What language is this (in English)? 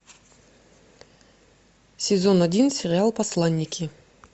Russian